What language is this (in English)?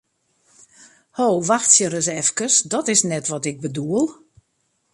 Western Frisian